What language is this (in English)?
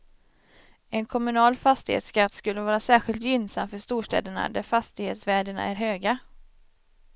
Swedish